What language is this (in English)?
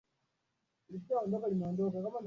Swahili